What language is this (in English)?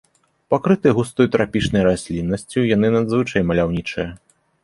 Belarusian